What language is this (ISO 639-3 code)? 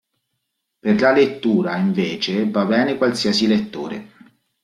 ita